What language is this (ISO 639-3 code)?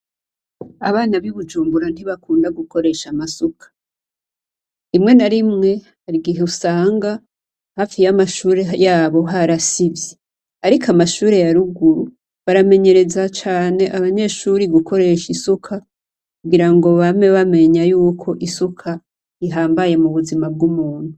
run